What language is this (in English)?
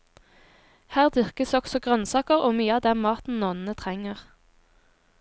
Norwegian